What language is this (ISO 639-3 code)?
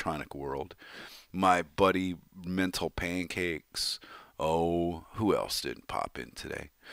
eng